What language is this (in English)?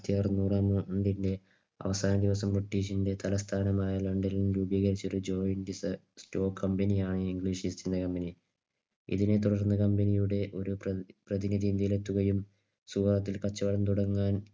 Malayalam